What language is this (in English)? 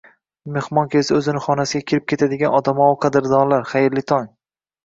Uzbek